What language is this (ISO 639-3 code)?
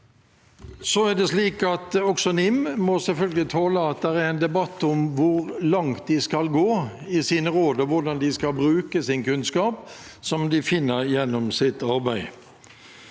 nor